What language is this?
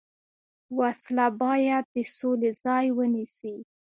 Pashto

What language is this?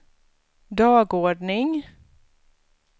Swedish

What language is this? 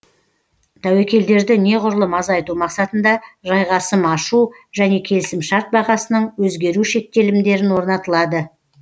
Kazakh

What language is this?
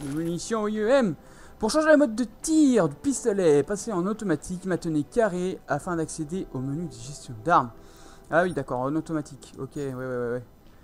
French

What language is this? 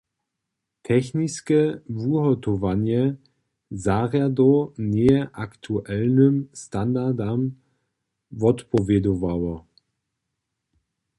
Upper Sorbian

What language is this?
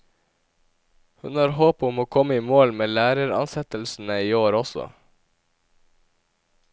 Norwegian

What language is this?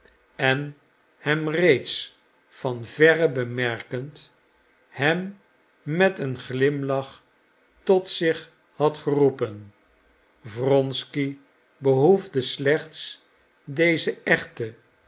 Dutch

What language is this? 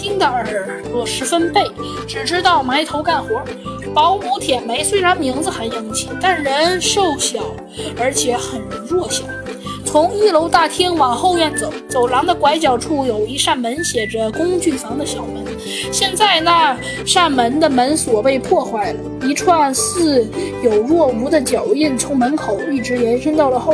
Chinese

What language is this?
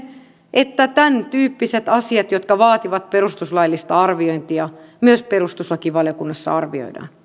Finnish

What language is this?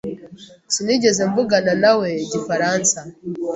Kinyarwanda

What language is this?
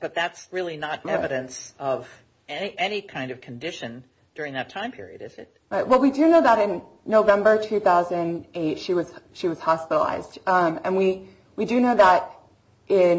English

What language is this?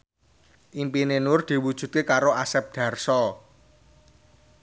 Javanese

